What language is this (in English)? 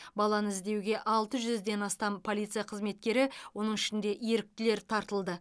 Kazakh